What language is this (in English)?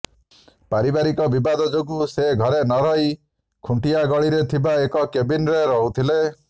Odia